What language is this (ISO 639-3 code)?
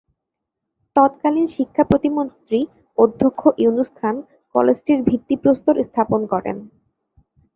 ben